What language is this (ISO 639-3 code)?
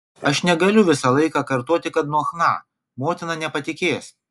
lit